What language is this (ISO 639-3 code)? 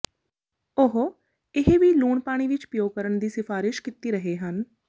pan